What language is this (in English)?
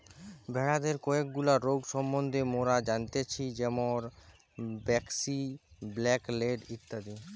Bangla